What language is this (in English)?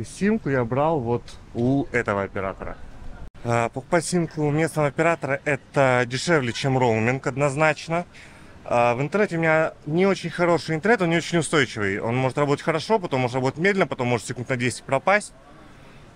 Russian